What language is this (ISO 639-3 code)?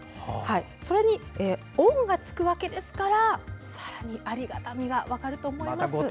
jpn